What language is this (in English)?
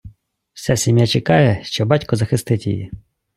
Ukrainian